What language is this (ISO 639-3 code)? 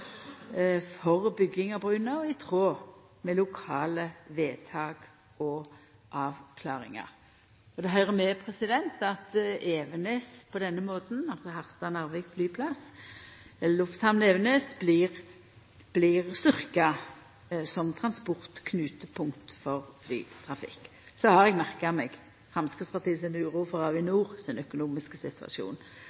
nno